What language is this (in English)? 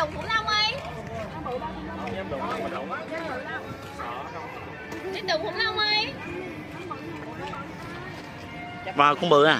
Vietnamese